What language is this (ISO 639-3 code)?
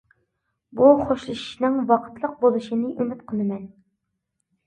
uig